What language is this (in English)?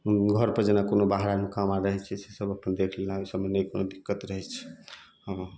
Maithili